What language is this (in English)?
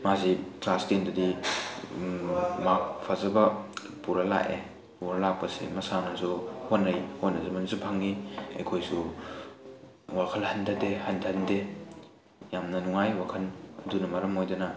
Manipuri